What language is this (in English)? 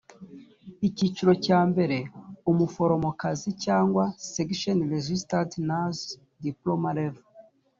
Kinyarwanda